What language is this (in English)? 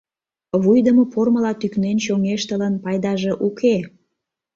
Mari